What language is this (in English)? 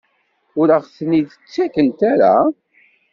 Kabyle